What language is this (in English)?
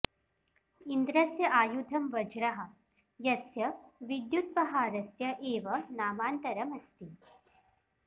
Sanskrit